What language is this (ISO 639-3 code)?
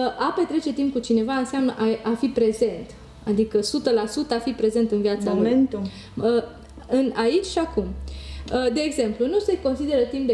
ron